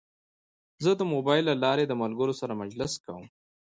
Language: Pashto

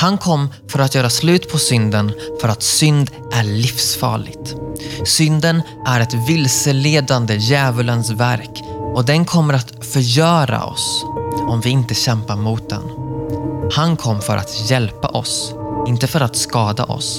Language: Swedish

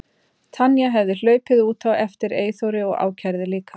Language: Icelandic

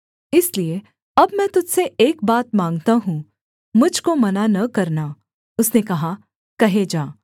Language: Hindi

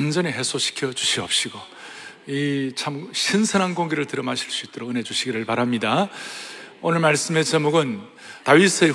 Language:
Korean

